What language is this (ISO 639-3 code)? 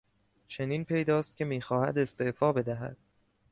fas